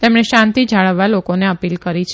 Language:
Gujarati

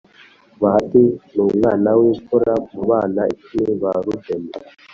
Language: Kinyarwanda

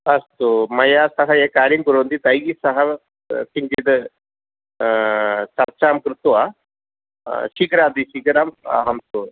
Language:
Sanskrit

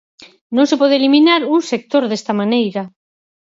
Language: Galician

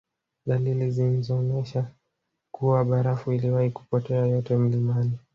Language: Swahili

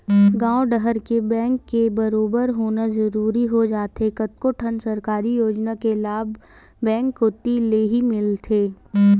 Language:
Chhattisgarhi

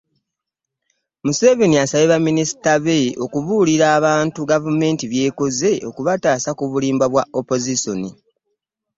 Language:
Ganda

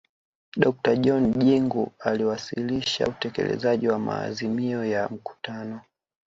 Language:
Swahili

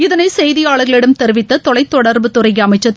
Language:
Tamil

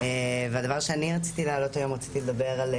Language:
Hebrew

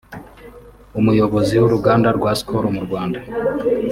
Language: Kinyarwanda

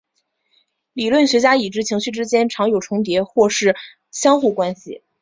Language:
Chinese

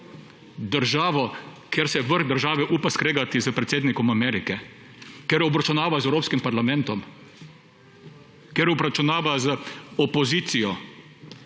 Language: Slovenian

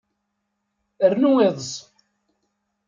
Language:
Kabyle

